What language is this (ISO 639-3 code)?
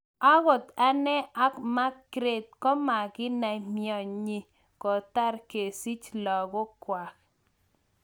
kln